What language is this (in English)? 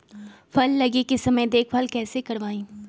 Magahi